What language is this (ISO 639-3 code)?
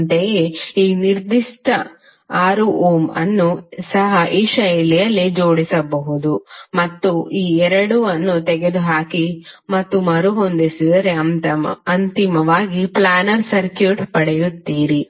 kan